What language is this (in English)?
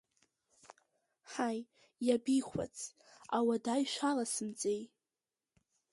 Abkhazian